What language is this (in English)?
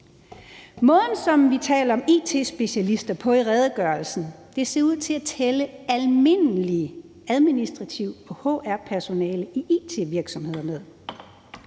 Danish